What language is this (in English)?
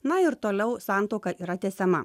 Lithuanian